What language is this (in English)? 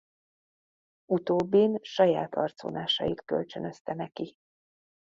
Hungarian